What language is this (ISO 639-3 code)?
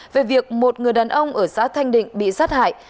vie